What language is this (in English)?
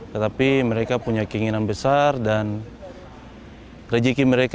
Indonesian